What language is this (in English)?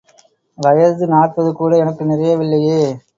Tamil